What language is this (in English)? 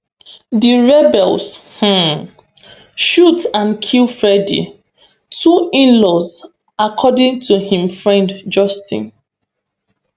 Nigerian Pidgin